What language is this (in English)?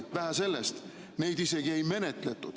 Estonian